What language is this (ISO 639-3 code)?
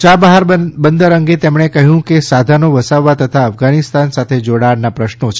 guj